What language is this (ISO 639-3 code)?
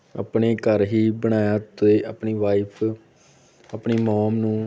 pan